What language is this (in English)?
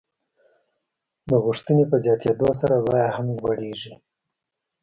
Pashto